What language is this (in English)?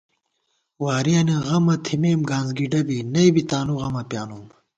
Gawar-Bati